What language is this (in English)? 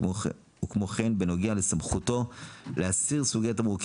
Hebrew